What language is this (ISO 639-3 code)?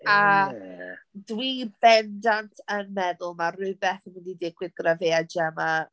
cym